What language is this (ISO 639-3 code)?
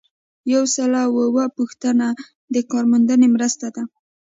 pus